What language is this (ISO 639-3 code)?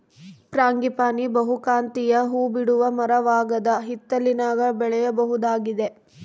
kan